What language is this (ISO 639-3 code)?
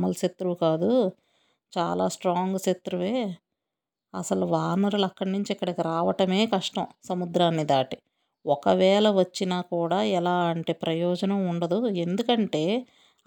tel